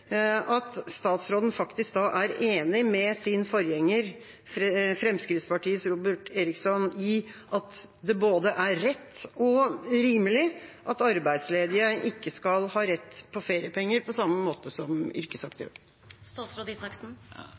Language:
Norwegian Bokmål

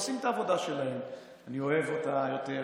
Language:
Hebrew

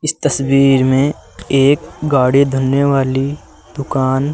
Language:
Hindi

